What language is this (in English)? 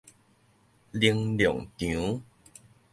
Min Nan Chinese